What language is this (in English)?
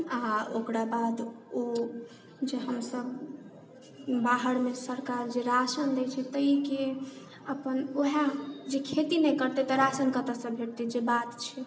Maithili